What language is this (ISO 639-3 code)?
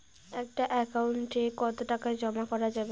ben